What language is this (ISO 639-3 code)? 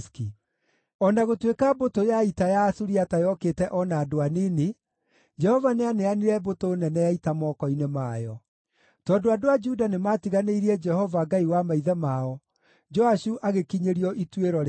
kik